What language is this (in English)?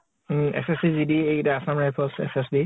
Assamese